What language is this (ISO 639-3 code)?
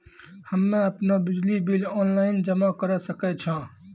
mai